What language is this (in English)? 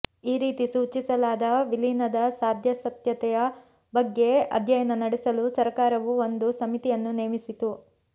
Kannada